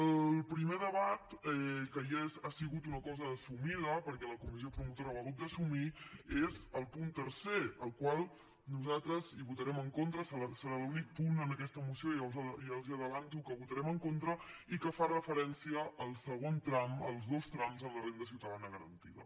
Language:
Catalan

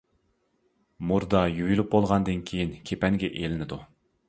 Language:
Uyghur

